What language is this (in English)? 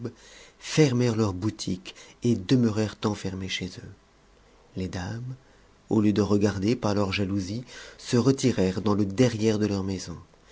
French